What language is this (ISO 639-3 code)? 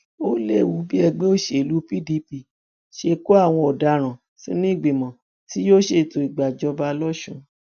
yor